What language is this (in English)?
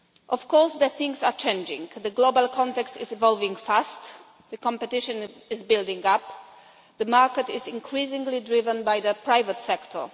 English